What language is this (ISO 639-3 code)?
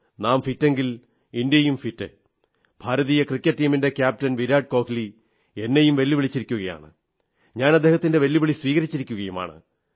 mal